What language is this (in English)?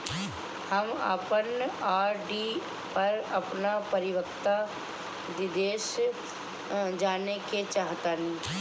Bhojpuri